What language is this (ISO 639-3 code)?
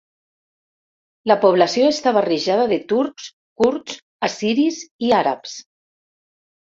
cat